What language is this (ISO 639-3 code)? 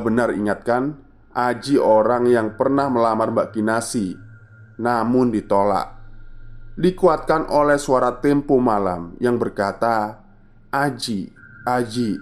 ind